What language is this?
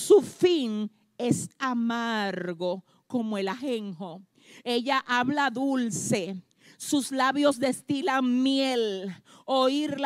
Spanish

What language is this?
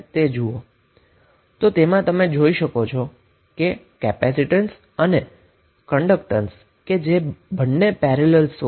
Gujarati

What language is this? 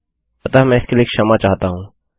Hindi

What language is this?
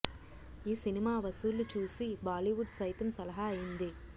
Telugu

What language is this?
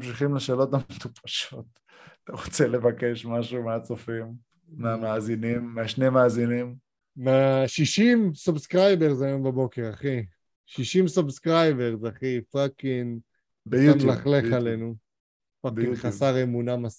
Hebrew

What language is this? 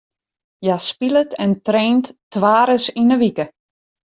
Western Frisian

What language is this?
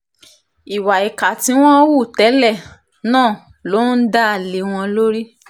Yoruba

